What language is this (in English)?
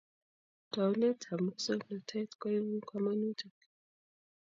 Kalenjin